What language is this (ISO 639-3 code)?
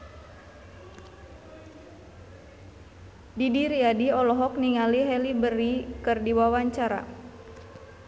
sun